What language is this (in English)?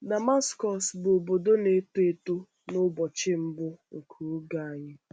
Igbo